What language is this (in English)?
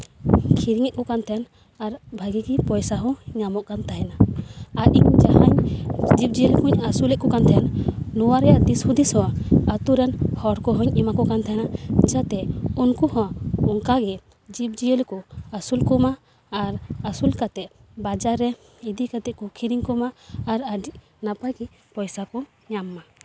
Santali